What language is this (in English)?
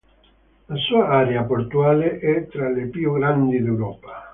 Italian